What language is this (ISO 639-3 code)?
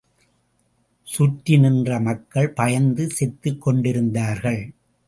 tam